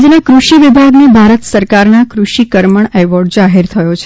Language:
Gujarati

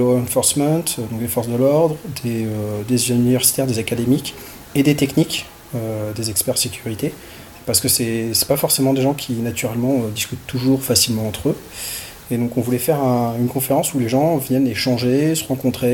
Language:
French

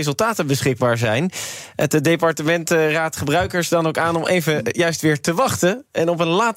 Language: Dutch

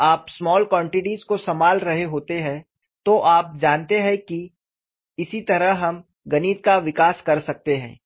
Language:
Hindi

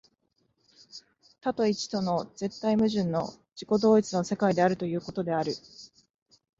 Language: Japanese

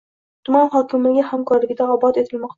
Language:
Uzbek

